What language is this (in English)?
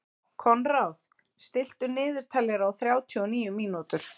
Icelandic